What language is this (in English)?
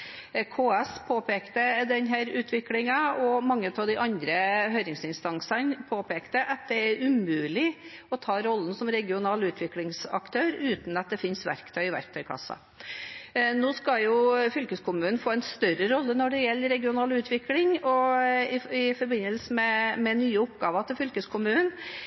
Norwegian Bokmål